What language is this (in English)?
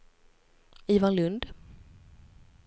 Swedish